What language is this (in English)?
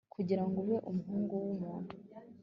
Kinyarwanda